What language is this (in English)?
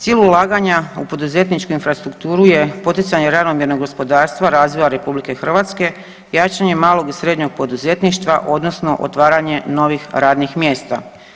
Croatian